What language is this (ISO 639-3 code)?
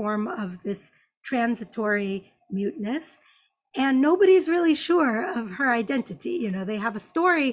eng